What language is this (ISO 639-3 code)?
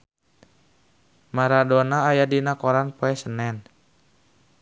sun